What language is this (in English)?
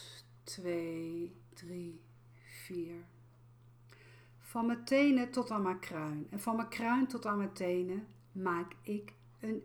Dutch